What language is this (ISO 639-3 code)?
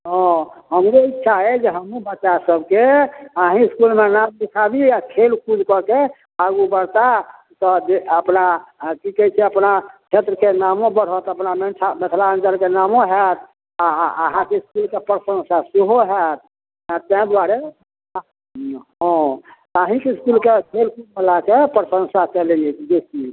mai